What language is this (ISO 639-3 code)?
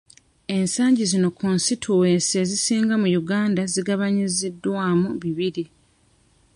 lug